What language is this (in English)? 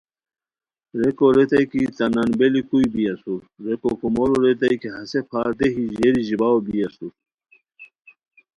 Khowar